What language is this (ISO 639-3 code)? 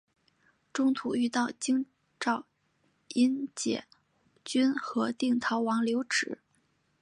zho